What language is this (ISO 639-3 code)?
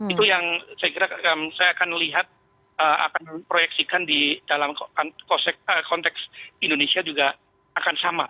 ind